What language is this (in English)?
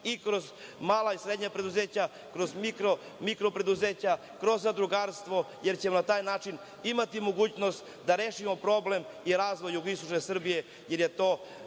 Serbian